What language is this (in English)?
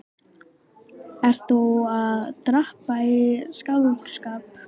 Icelandic